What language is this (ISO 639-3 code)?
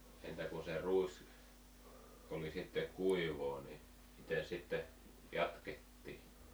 fin